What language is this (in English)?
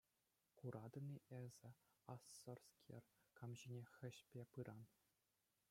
Chuvash